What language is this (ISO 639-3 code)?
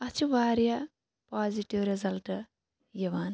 kas